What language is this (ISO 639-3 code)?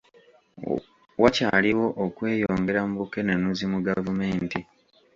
lug